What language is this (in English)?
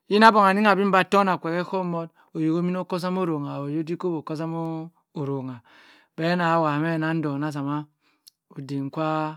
Cross River Mbembe